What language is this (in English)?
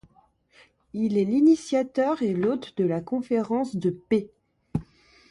French